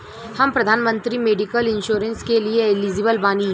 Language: Bhojpuri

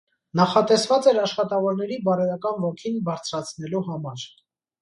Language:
Armenian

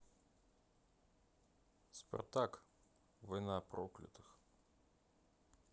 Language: Russian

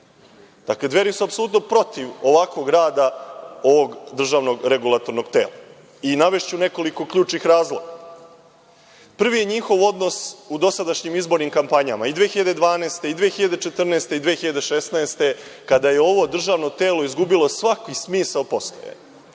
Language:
Serbian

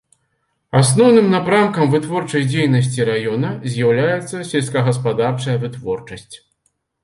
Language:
Belarusian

